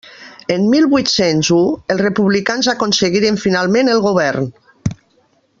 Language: Catalan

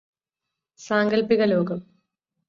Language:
Malayalam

